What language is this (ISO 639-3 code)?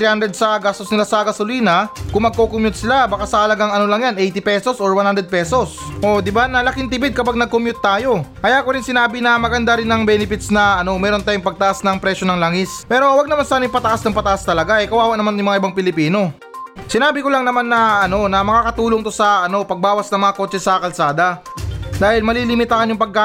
fil